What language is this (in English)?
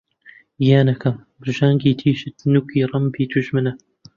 Central Kurdish